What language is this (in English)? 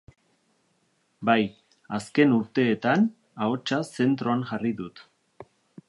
Basque